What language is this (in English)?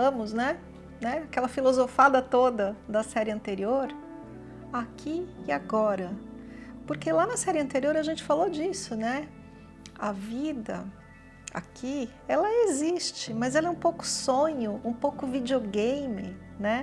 Portuguese